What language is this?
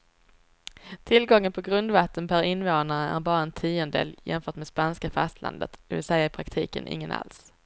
Swedish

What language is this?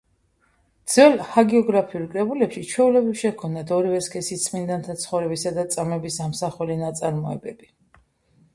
Georgian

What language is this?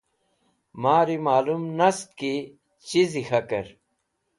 Wakhi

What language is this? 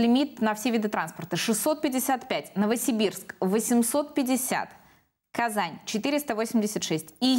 Russian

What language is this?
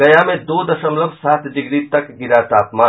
Hindi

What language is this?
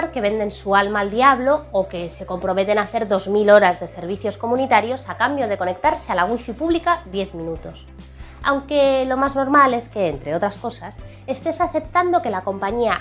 Spanish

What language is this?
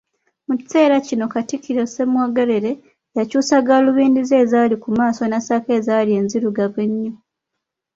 Ganda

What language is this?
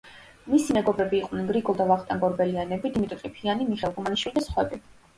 Georgian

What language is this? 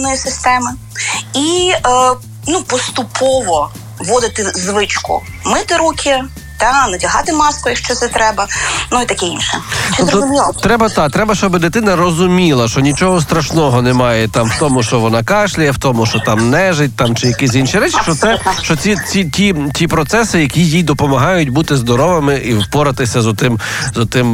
Ukrainian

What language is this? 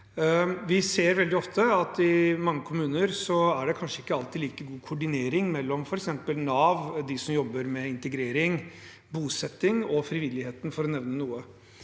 Norwegian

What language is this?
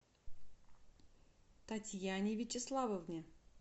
Russian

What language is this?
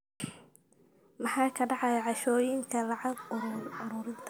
Somali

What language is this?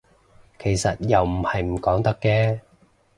Cantonese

